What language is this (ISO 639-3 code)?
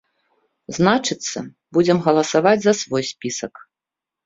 bel